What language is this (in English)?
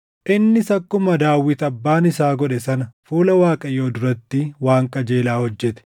Oromo